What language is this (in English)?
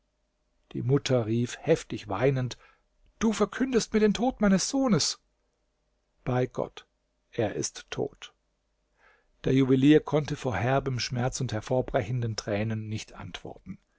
German